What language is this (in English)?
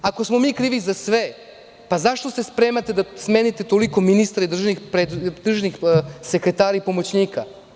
Serbian